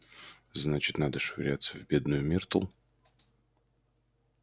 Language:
Russian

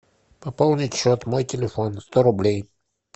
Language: Russian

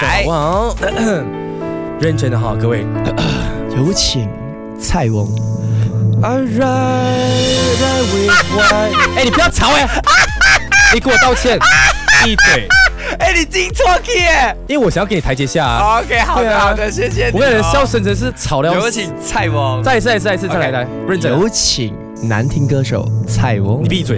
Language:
Chinese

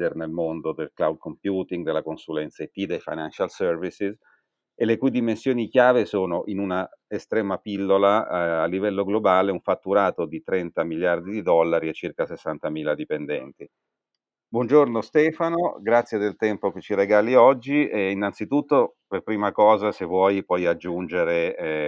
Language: Italian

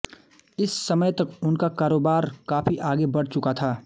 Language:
Hindi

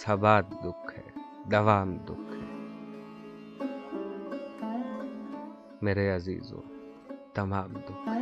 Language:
Urdu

